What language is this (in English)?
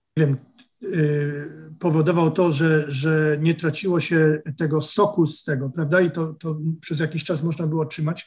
Polish